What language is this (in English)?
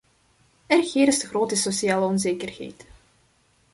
Dutch